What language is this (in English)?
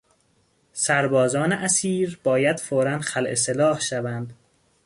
Persian